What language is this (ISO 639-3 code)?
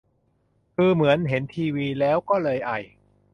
tha